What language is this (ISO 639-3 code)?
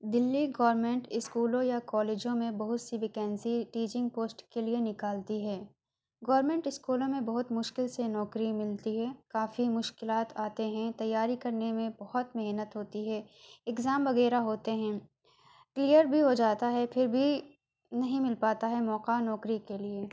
urd